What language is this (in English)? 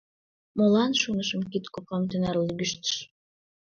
Mari